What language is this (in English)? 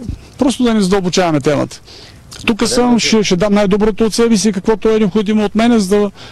Bulgarian